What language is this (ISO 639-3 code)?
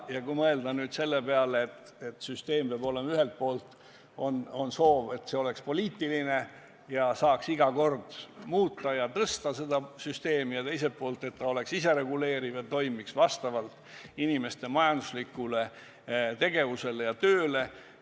est